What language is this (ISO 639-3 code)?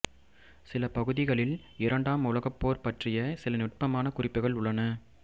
tam